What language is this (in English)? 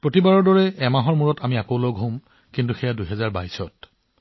Assamese